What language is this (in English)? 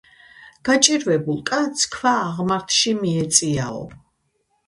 Georgian